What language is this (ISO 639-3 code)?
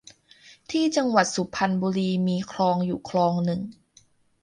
tha